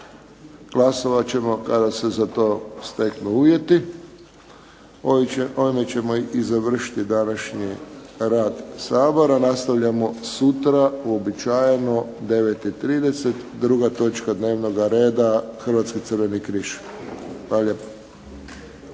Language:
Croatian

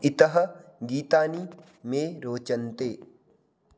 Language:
Sanskrit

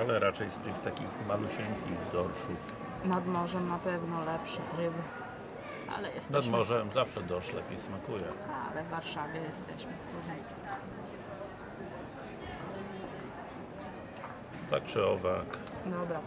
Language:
Polish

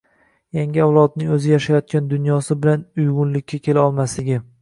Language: Uzbek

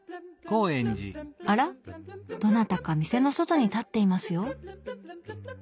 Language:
Japanese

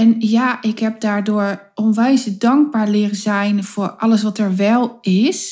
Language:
Dutch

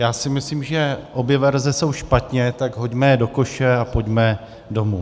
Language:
Czech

